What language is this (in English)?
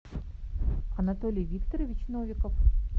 Russian